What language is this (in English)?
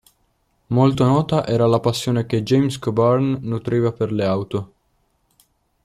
Italian